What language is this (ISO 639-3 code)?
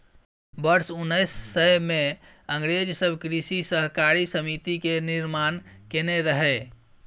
mai